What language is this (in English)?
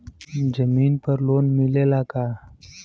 Bhojpuri